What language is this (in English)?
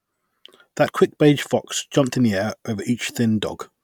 English